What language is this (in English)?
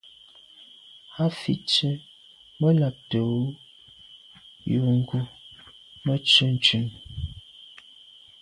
Medumba